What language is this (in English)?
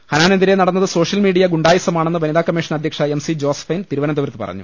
Malayalam